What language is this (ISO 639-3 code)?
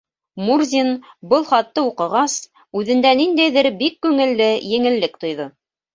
bak